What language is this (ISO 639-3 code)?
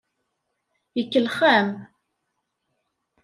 kab